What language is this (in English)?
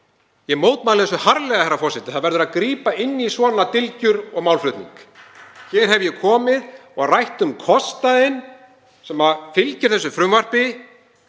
Icelandic